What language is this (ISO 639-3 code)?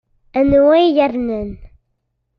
kab